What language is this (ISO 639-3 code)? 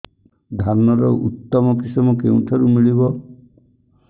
ori